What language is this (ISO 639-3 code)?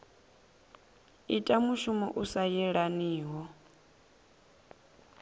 ven